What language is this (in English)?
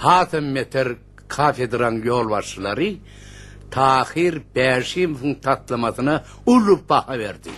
Turkish